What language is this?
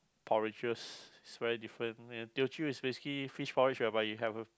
English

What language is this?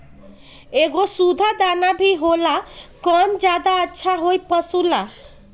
Magahi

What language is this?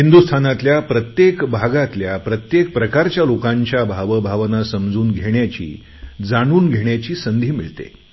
Marathi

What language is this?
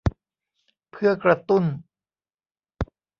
Thai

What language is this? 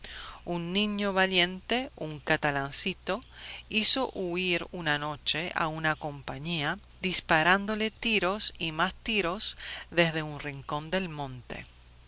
Spanish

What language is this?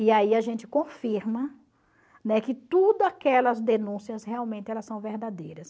Portuguese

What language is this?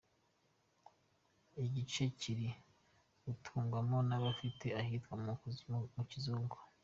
Kinyarwanda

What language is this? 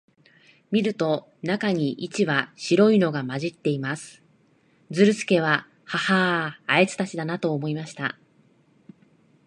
Japanese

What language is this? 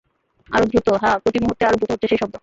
Bangla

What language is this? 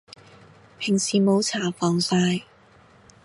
Cantonese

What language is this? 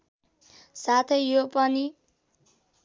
Nepali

